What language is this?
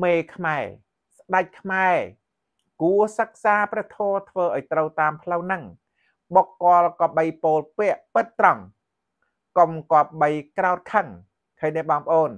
Thai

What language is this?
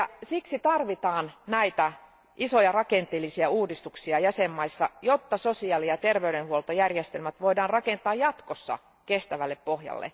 Finnish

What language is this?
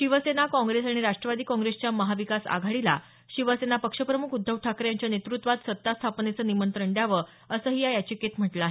Marathi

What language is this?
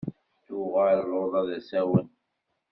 Kabyle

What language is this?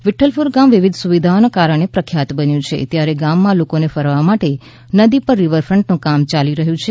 Gujarati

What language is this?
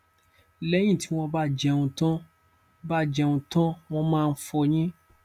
Yoruba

